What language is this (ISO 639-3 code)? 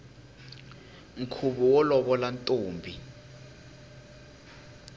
tso